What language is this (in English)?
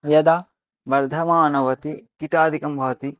Sanskrit